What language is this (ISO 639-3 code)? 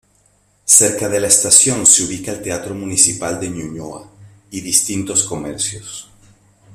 spa